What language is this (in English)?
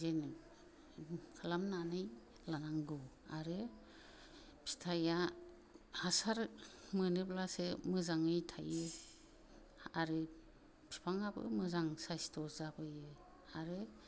Bodo